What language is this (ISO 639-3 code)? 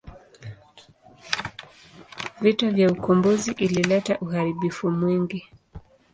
swa